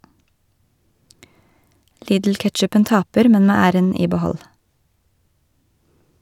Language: Norwegian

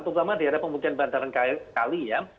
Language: Indonesian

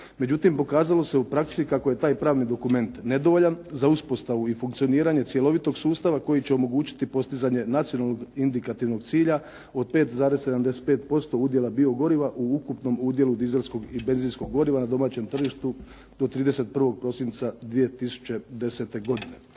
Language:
Croatian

